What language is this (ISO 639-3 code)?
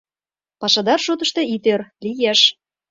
chm